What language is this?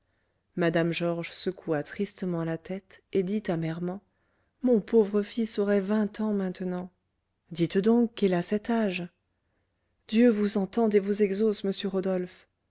French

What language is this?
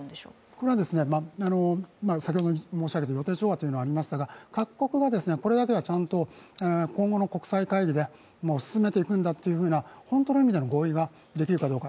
Japanese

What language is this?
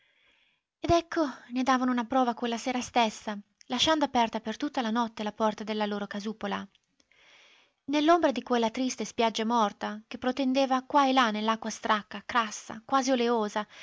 Italian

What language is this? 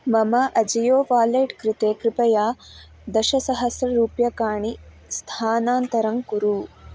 Sanskrit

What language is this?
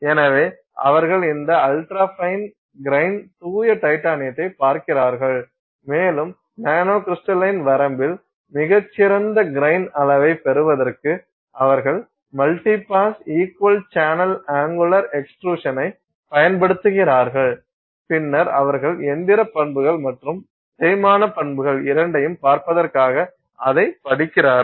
Tamil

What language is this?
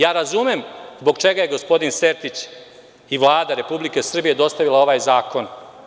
Serbian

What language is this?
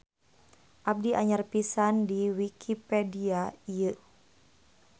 Sundanese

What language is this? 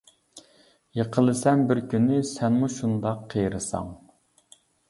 Uyghur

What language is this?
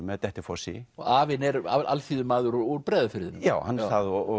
Icelandic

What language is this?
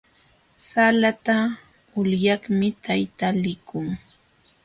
Jauja Wanca Quechua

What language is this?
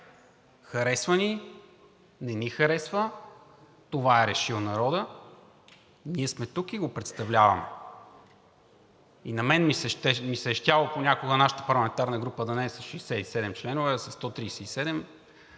Bulgarian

